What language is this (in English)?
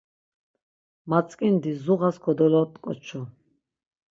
Laz